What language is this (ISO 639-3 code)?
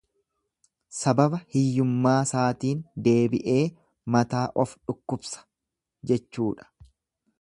orm